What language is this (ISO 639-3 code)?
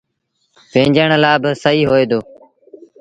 sbn